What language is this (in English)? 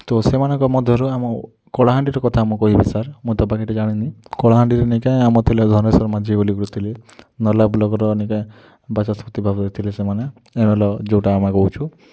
Odia